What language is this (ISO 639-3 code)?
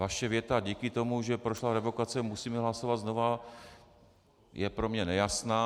ces